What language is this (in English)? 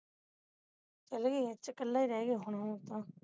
Punjabi